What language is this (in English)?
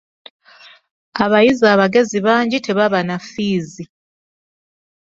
Ganda